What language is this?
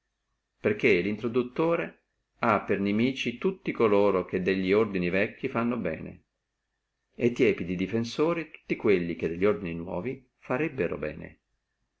Italian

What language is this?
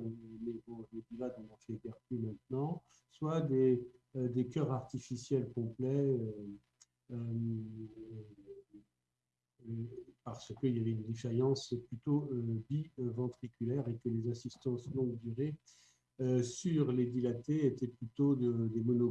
French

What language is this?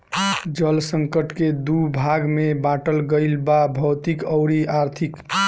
Bhojpuri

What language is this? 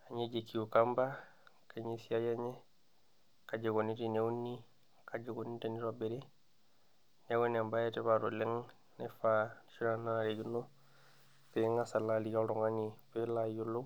Masai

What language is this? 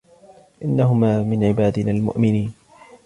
Arabic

